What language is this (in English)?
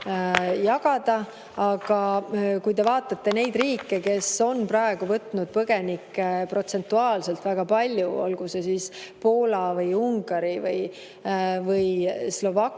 Estonian